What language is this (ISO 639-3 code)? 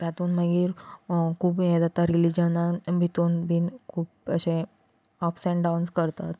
kok